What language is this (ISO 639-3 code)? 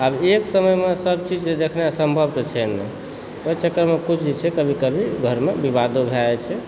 mai